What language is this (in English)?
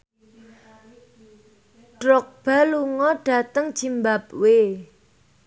Javanese